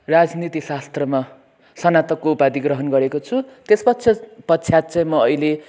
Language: Nepali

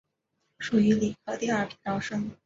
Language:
Chinese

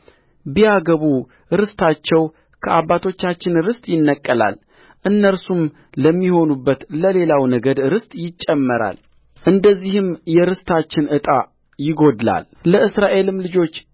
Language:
Amharic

